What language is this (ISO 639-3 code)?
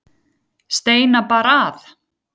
isl